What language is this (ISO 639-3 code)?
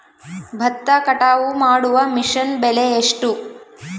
kan